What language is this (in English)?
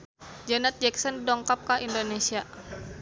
Sundanese